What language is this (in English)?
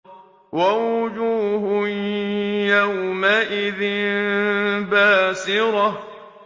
Arabic